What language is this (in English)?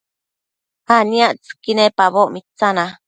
Matsés